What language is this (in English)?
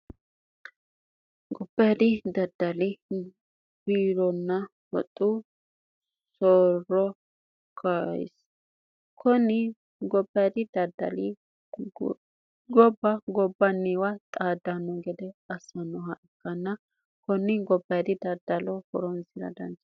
Sidamo